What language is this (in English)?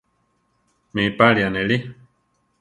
Central Tarahumara